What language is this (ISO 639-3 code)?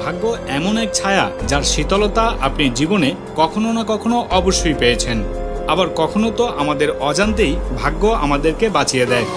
ben